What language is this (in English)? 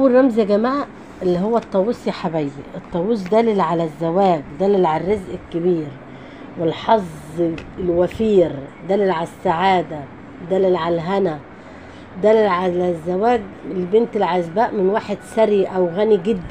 Arabic